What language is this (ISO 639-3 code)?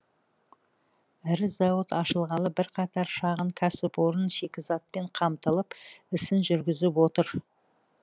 kaz